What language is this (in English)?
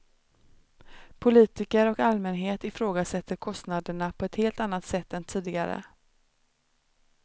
Swedish